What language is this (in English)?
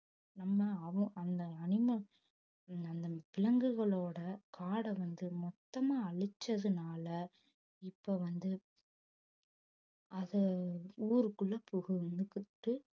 Tamil